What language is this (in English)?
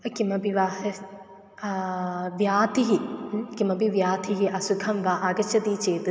Sanskrit